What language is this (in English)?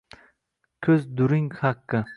Uzbek